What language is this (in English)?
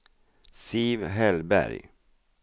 Swedish